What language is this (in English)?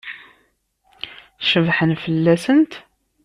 Kabyle